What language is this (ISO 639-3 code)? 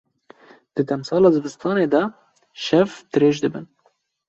kur